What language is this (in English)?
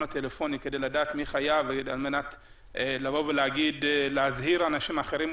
Hebrew